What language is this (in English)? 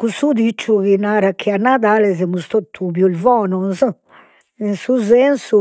Sardinian